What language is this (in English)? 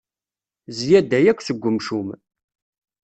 Kabyle